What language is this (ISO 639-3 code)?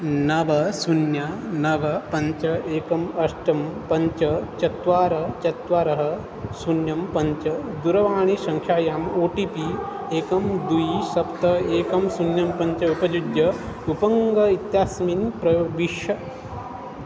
san